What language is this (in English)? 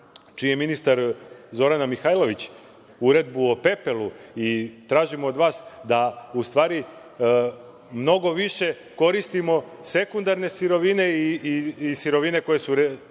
Serbian